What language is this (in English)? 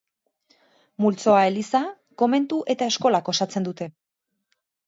Basque